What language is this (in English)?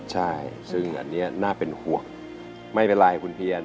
Thai